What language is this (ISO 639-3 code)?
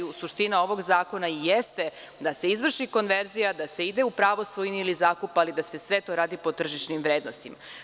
srp